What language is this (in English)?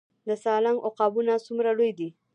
Pashto